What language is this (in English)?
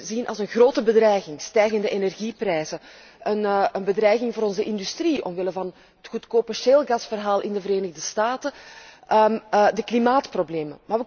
Dutch